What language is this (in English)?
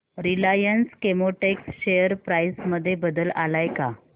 Marathi